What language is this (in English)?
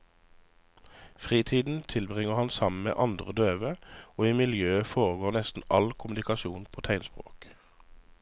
Norwegian